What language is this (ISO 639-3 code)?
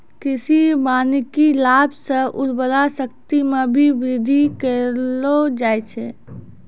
mai